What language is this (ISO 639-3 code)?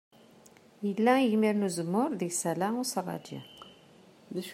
kab